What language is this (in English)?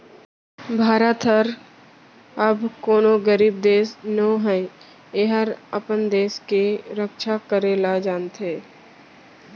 Chhattisgarhi